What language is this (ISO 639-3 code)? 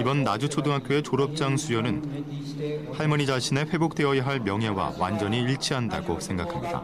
kor